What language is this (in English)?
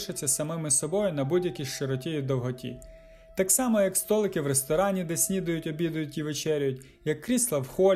Ukrainian